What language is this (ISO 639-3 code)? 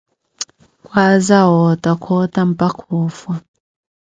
eko